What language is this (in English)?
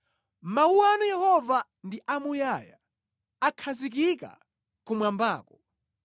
Nyanja